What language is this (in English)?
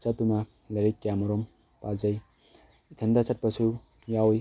Manipuri